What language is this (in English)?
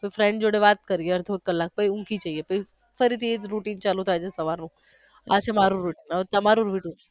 Gujarati